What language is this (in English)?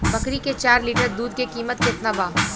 Bhojpuri